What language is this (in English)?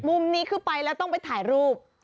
Thai